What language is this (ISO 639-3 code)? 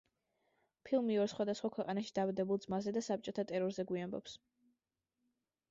kat